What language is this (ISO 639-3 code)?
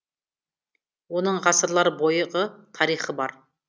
kaz